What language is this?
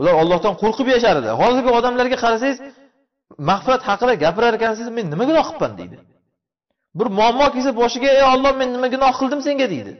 Turkish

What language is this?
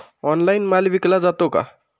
Marathi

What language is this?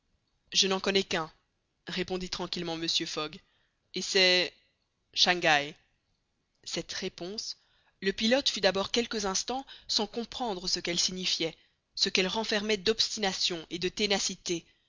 French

